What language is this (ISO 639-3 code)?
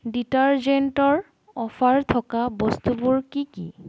asm